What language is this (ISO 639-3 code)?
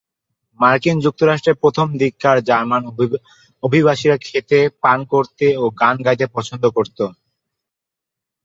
ben